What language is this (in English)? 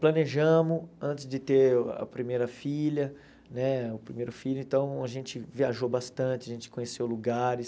Portuguese